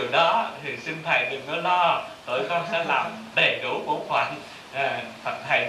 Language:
Vietnamese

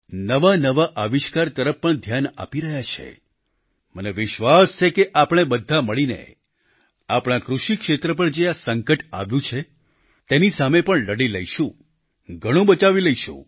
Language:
Gujarati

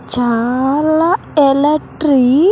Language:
Telugu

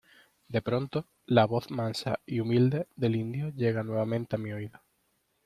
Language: Spanish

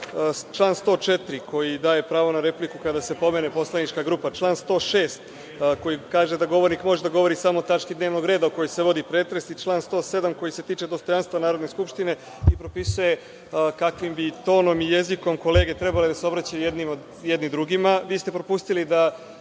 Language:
Serbian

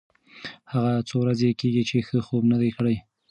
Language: Pashto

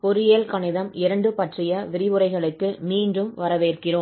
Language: Tamil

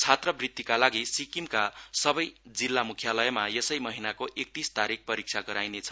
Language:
Nepali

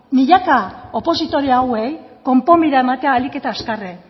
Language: Basque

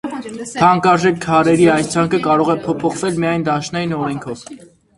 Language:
Armenian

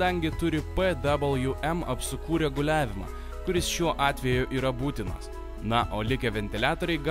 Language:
Lithuanian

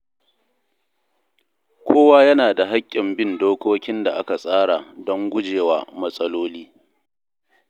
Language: Hausa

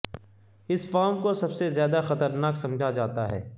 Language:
Urdu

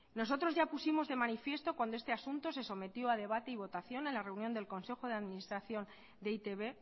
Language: Spanish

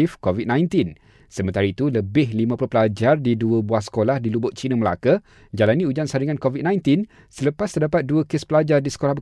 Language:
Malay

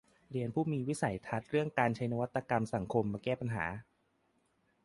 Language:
Thai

